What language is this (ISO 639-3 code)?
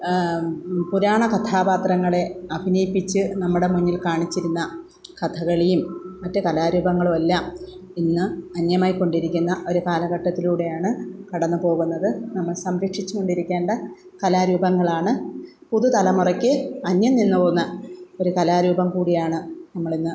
mal